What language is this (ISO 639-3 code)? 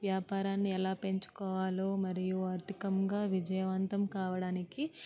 tel